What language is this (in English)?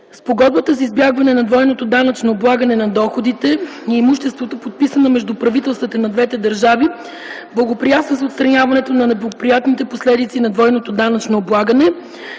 Bulgarian